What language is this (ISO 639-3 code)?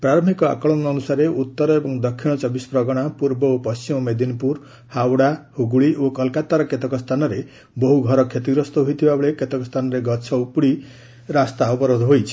ori